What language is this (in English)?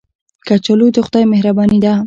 Pashto